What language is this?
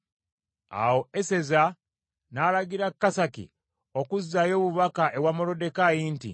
Ganda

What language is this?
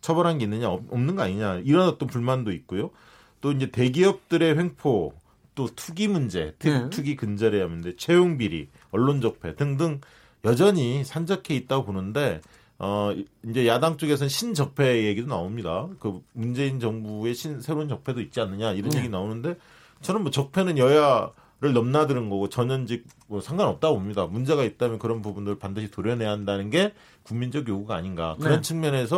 Korean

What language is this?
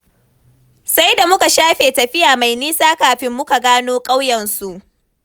Hausa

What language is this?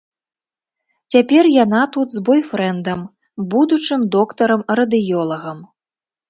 Belarusian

